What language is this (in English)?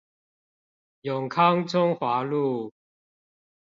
Chinese